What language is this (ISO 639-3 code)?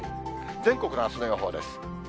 jpn